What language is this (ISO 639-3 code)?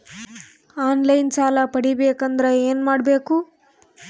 kan